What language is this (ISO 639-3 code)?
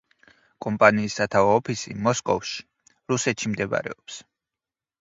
kat